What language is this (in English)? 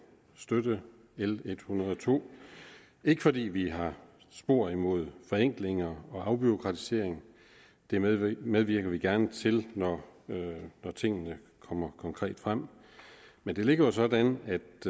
Danish